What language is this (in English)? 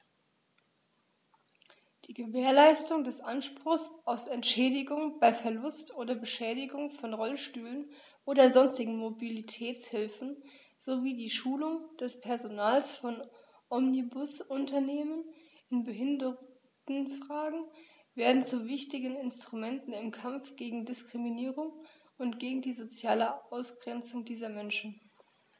German